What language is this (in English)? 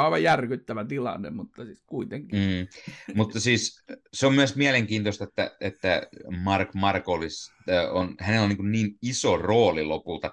Finnish